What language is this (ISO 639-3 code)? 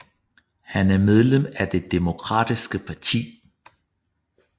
dan